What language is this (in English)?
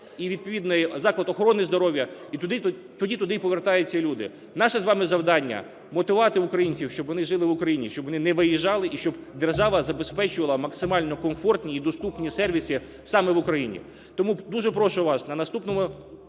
Ukrainian